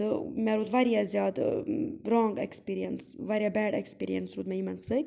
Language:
Kashmiri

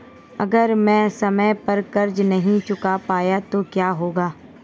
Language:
Hindi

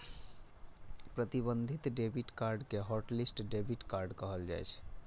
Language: Maithili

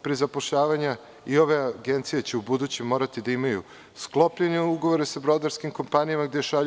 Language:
Serbian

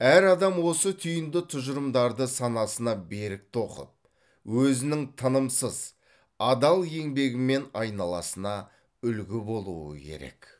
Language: Kazakh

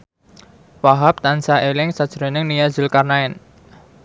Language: Javanese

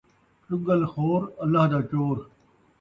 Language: Saraiki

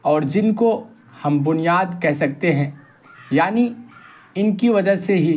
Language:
Urdu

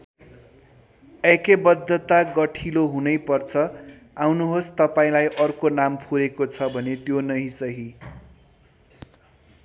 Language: Nepali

